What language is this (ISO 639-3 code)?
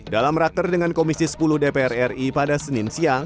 ind